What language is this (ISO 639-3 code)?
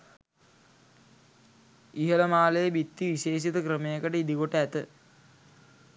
sin